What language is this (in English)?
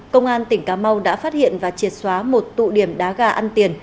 Vietnamese